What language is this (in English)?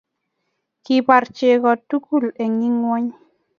Kalenjin